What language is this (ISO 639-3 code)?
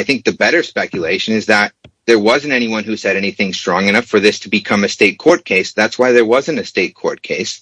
eng